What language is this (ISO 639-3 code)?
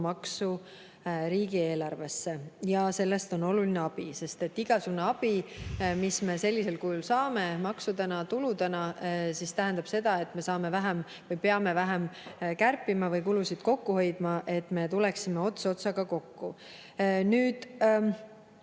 est